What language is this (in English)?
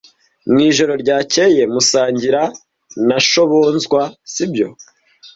Kinyarwanda